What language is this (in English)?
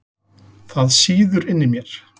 Icelandic